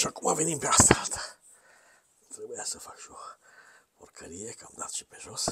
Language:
Romanian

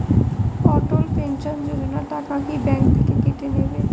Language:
Bangla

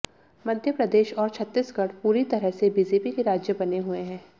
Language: Hindi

